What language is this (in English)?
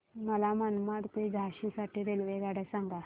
Marathi